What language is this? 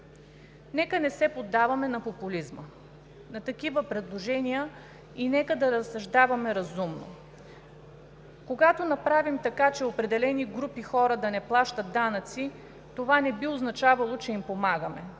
Bulgarian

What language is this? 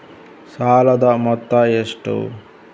Kannada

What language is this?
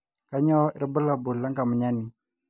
Masai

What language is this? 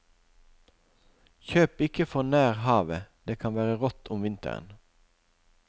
Norwegian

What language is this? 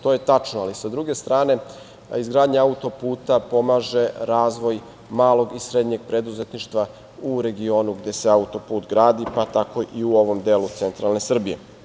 Serbian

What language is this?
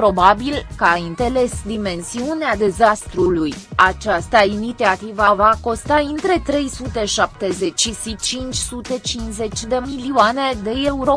Romanian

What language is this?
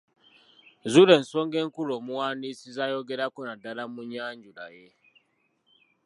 Ganda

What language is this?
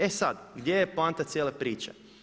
Croatian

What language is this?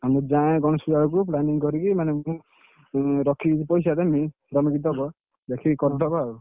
Odia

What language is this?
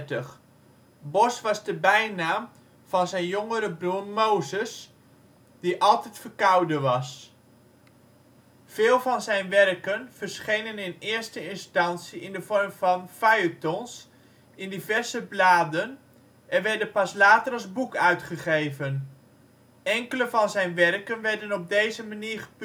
Dutch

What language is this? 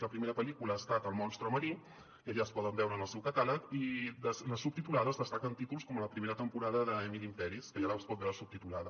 Catalan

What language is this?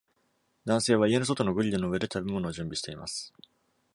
Japanese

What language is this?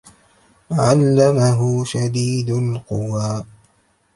Arabic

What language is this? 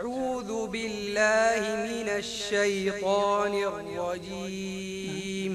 Arabic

